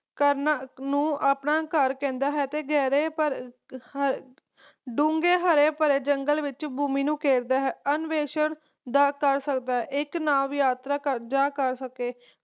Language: Punjabi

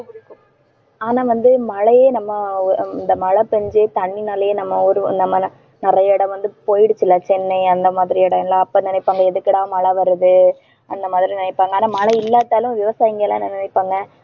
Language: Tamil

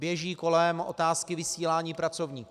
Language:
Czech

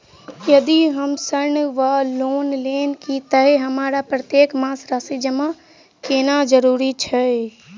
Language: Maithili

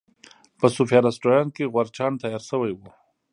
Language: Pashto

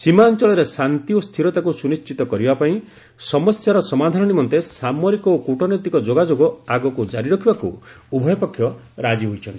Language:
Odia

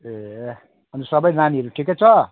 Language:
Nepali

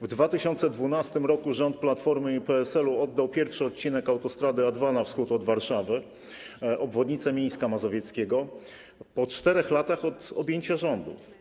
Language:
Polish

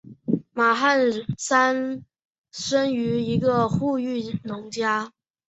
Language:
Chinese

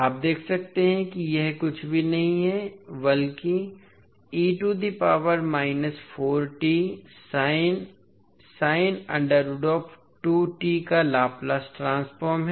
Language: Hindi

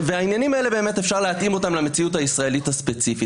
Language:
Hebrew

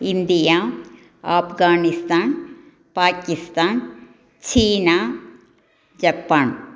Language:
Tamil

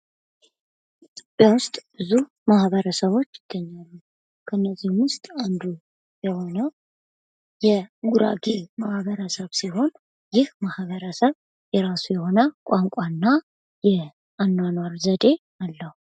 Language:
Amharic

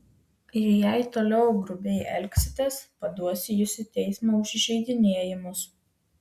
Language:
Lithuanian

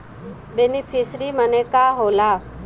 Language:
Bhojpuri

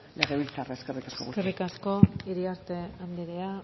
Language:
Basque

